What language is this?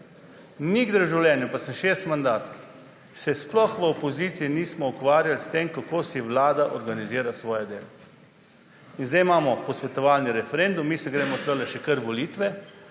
Slovenian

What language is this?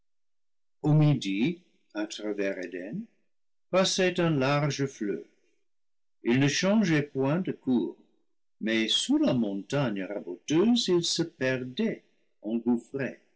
French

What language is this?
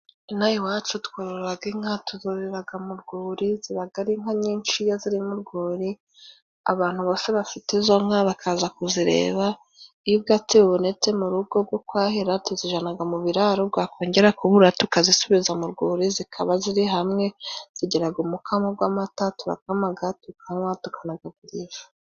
Kinyarwanda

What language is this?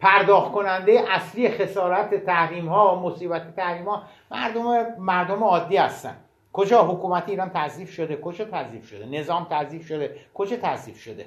Persian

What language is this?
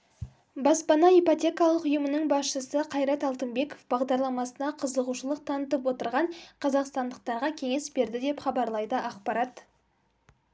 Kazakh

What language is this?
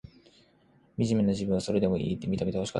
Japanese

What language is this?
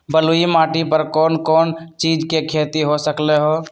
Magahi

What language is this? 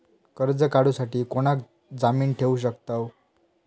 Marathi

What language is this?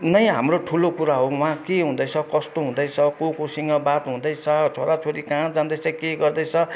Nepali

